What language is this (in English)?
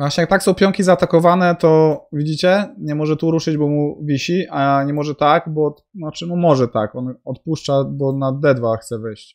Polish